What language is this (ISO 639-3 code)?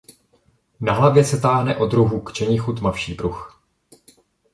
ces